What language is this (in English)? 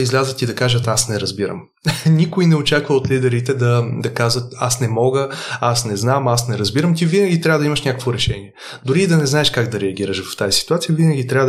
Bulgarian